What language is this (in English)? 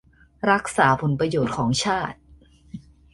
Thai